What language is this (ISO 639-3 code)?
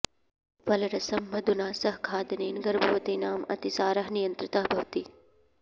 san